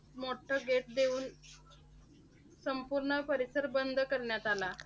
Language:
Marathi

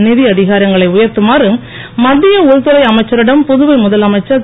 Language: Tamil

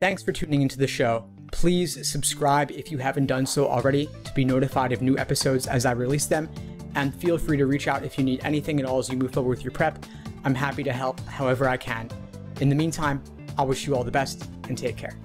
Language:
English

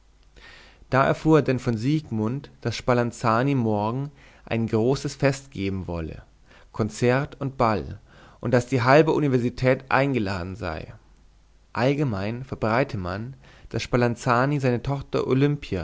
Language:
German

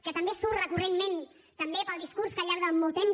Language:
Catalan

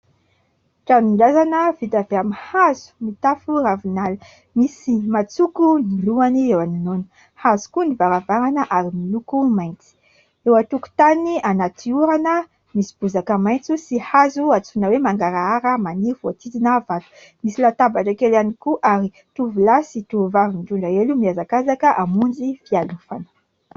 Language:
Malagasy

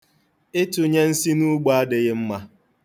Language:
Igbo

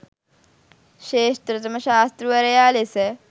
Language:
Sinhala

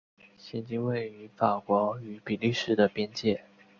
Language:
Chinese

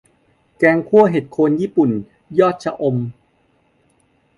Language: Thai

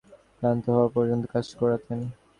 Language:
Bangla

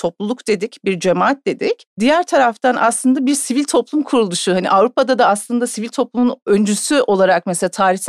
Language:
Turkish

